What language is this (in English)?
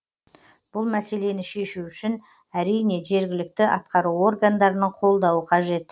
Kazakh